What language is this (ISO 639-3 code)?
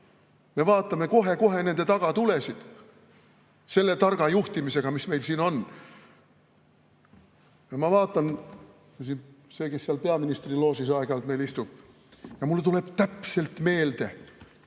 est